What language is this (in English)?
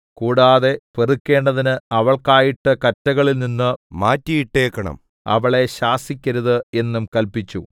Malayalam